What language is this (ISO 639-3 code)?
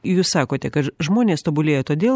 lit